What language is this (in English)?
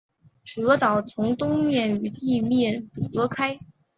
Chinese